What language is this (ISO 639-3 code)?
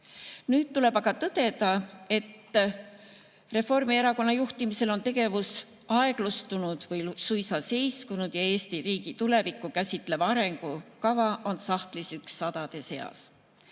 est